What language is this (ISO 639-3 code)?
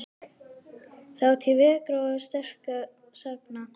isl